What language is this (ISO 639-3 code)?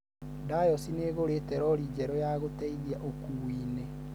kik